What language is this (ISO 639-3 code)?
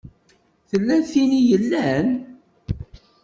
kab